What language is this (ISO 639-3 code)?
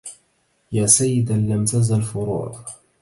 ara